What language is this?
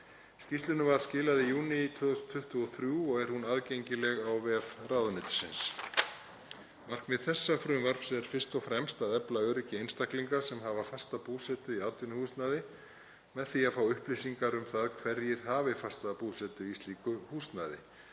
Icelandic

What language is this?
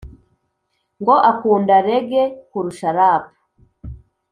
Kinyarwanda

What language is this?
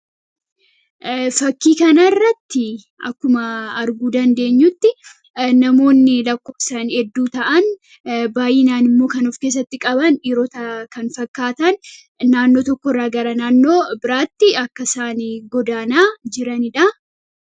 Oromo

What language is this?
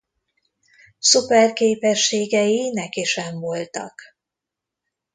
Hungarian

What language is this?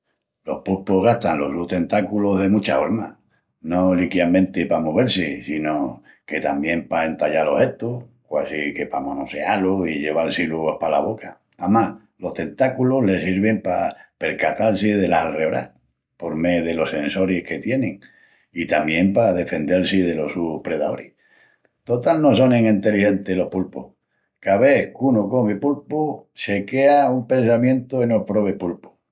Extremaduran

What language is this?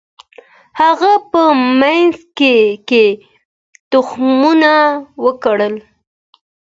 Pashto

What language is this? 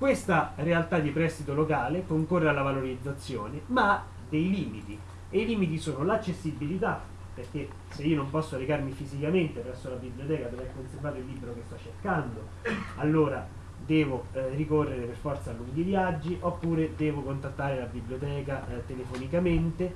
Italian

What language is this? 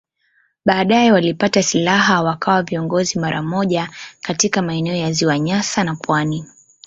Swahili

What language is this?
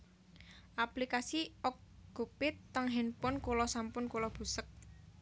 Javanese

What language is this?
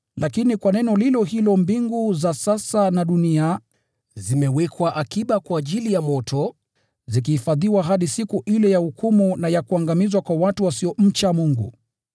Swahili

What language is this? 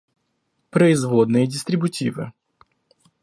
Russian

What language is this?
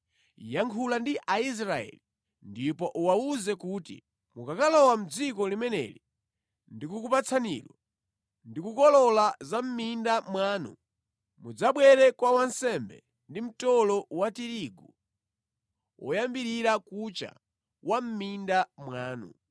Nyanja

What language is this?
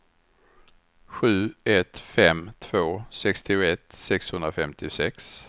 Swedish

